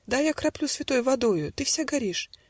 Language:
Russian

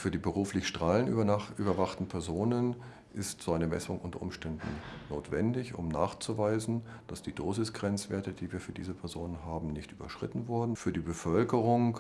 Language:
German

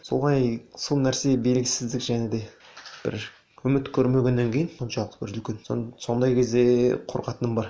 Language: Kazakh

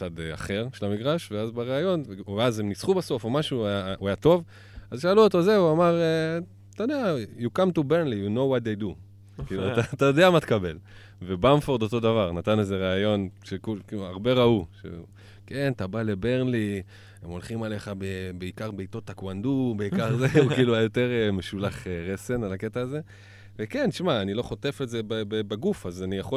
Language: Hebrew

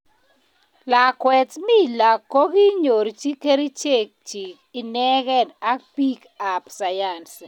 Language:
Kalenjin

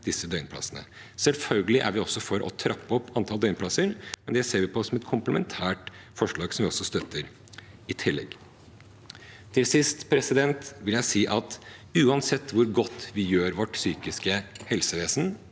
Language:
Norwegian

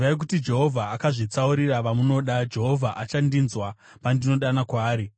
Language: Shona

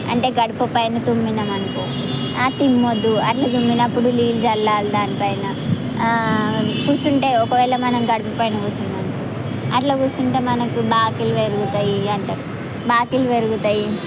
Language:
Telugu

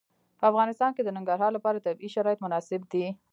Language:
Pashto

